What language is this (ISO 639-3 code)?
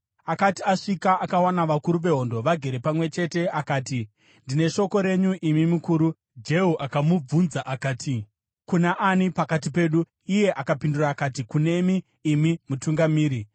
sna